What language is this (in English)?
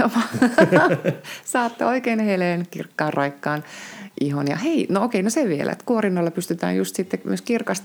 Finnish